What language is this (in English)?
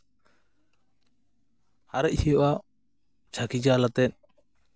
Santali